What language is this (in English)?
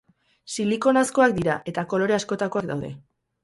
Basque